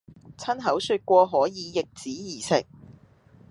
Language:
Cantonese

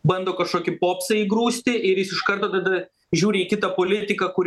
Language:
Lithuanian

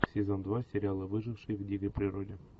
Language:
Russian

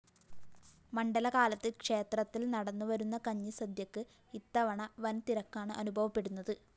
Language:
Malayalam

